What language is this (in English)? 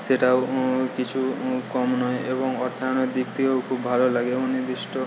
Bangla